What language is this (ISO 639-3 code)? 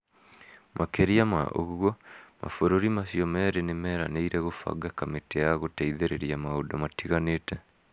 kik